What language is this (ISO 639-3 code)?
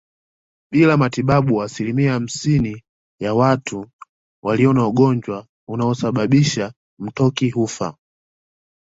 swa